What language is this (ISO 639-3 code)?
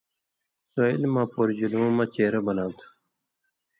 mvy